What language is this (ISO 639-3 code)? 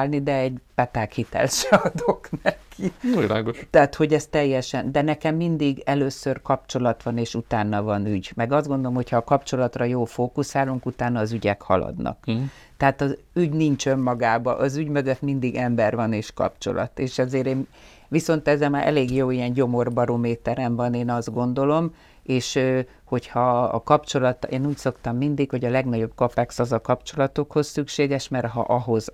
hun